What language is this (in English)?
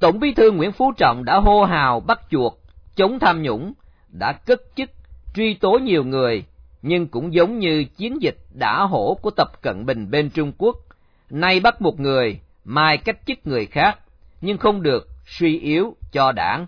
Vietnamese